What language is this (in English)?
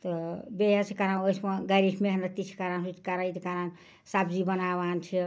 Kashmiri